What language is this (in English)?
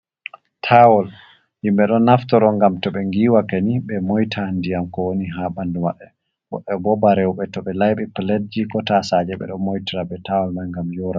Fula